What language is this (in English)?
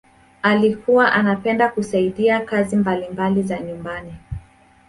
Swahili